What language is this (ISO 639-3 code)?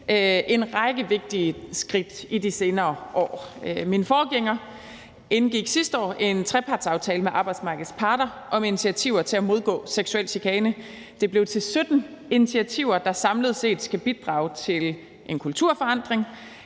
dan